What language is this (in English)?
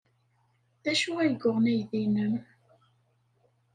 Kabyle